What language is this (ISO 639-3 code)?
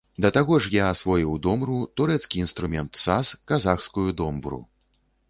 bel